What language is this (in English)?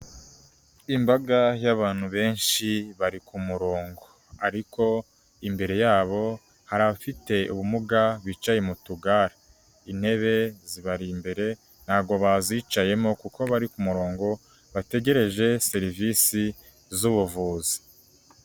Kinyarwanda